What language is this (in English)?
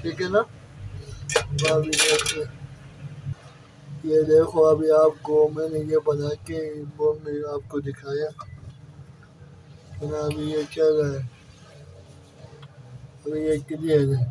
Turkish